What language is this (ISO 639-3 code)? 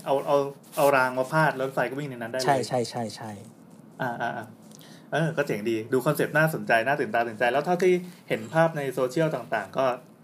tha